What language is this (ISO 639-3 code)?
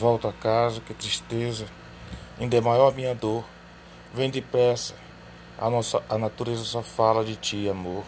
por